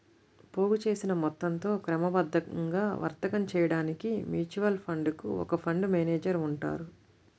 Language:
Telugu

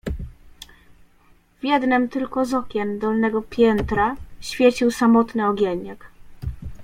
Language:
Polish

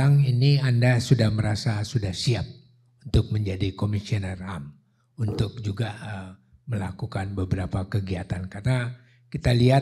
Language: Indonesian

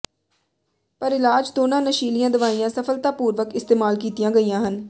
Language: Punjabi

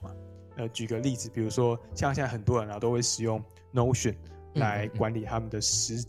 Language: Chinese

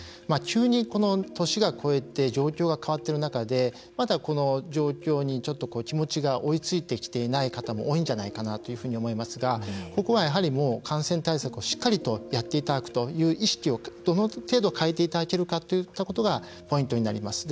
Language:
Japanese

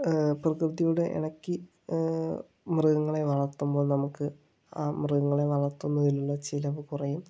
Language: Malayalam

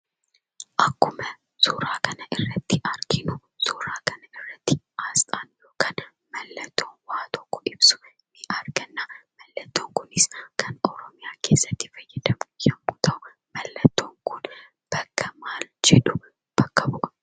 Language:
Oromo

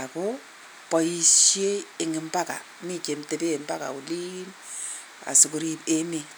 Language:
Kalenjin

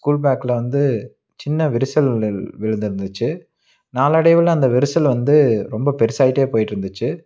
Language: Tamil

